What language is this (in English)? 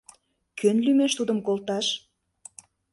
Mari